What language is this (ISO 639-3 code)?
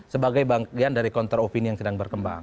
ind